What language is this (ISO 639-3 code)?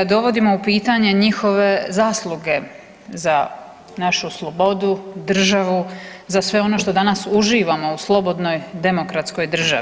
hrv